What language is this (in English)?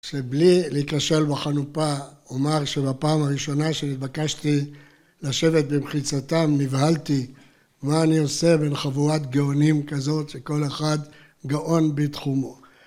Hebrew